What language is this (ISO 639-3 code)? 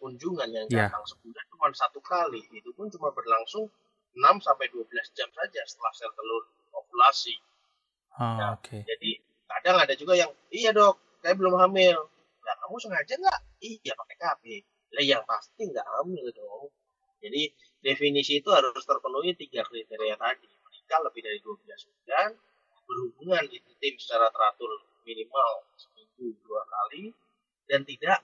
ind